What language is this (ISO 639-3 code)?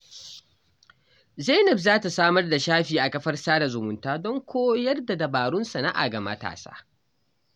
hau